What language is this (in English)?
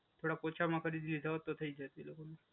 Gujarati